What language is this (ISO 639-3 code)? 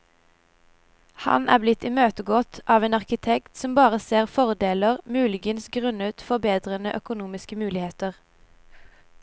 nor